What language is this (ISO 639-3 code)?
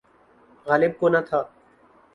urd